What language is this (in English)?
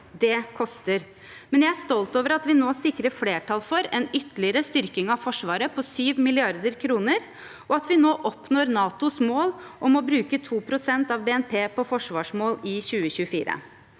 Norwegian